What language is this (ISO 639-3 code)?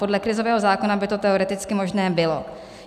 ces